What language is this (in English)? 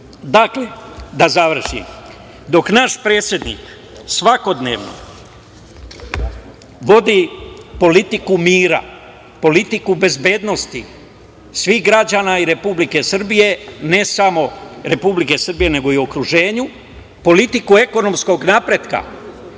Serbian